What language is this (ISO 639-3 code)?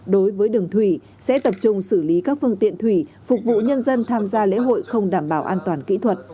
vie